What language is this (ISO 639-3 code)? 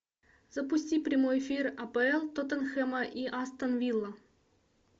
rus